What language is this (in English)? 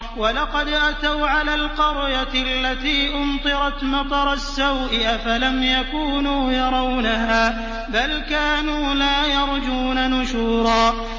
Arabic